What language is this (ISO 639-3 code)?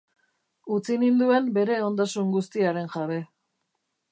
eus